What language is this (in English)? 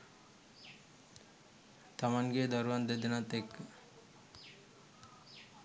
Sinhala